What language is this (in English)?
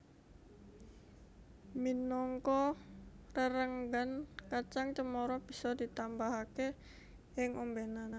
Javanese